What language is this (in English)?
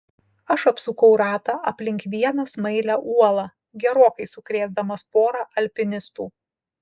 Lithuanian